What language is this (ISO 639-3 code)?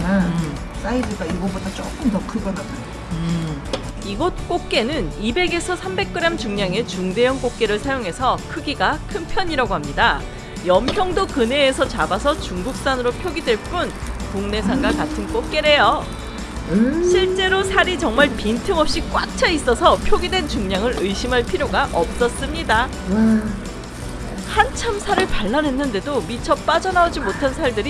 kor